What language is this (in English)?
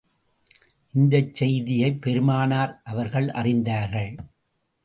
Tamil